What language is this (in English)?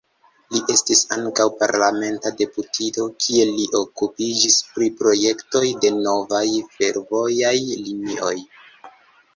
Esperanto